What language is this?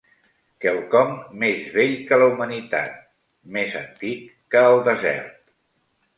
Catalan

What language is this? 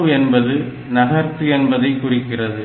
Tamil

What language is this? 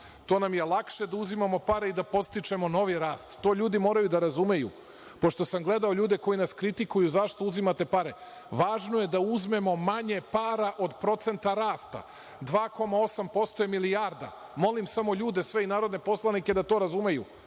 Serbian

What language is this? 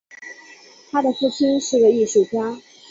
Chinese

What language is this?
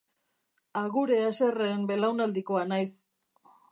Basque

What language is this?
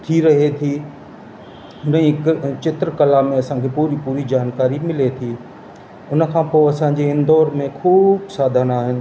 Sindhi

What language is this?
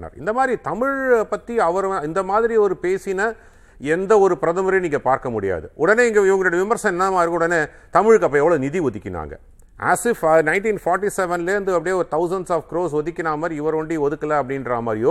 Tamil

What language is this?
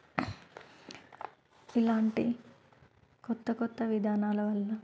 Telugu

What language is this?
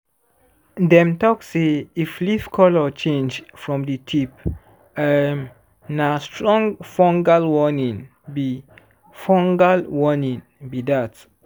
Nigerian Pidgin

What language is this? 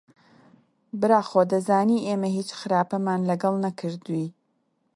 Central Kurdish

